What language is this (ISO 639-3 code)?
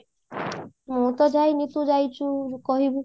ori